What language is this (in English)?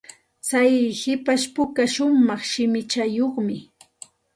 Santa Ana de Tusi Pasco Quechua